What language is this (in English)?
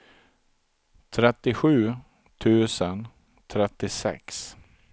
Swedish